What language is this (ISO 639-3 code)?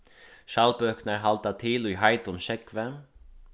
fao